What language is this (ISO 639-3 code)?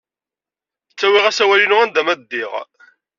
kab